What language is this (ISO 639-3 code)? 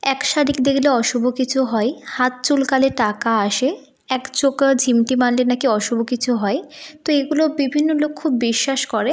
ben